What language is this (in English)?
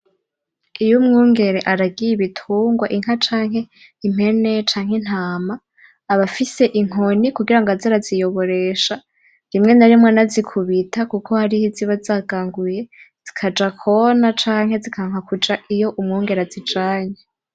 Rundi